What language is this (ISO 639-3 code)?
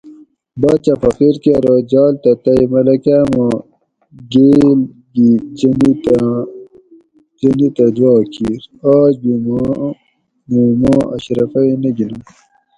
gwc